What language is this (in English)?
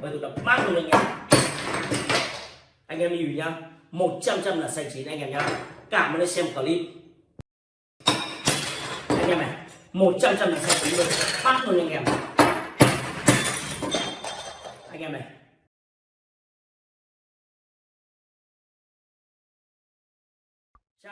Vietnamese